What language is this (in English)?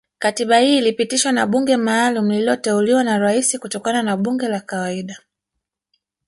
Swahili